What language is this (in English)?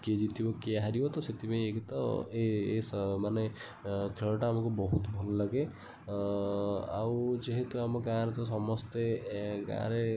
Odia